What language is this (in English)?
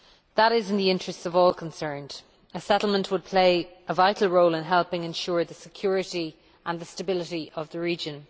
English